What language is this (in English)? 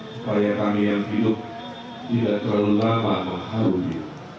Indonesian